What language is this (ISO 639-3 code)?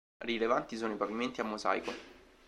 ita